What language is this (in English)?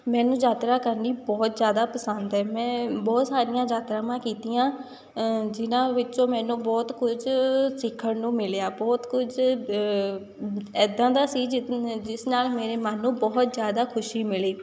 Punjabi